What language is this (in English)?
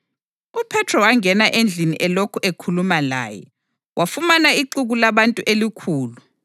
North Ndebele